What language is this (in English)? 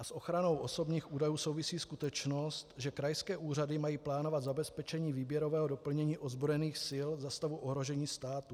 Czech